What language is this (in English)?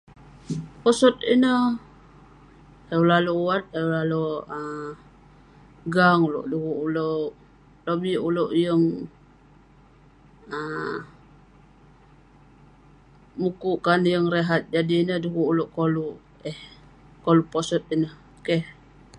Western Penan